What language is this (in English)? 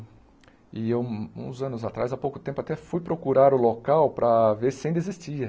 Portuguese